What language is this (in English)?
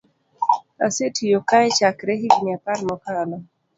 Luo (Kenya and Tanzania)